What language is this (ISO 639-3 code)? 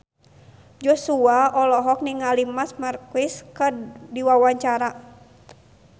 sun